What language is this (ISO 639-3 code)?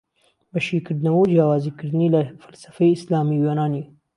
ckb